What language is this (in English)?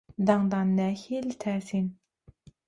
Turkmen